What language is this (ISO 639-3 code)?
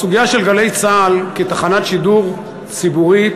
heb